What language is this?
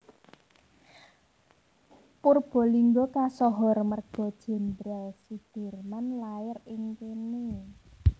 Javanese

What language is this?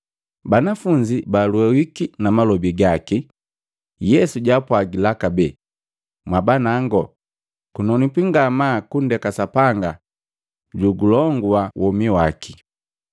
Matengo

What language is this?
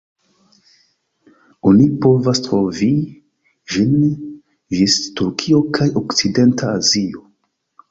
Esperanto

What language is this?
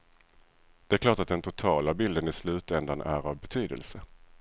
Swedish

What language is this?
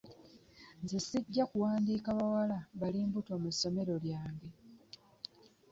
Ganda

